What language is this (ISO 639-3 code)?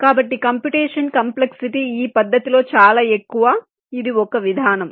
tel